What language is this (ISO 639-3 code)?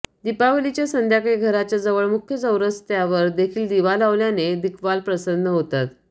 mar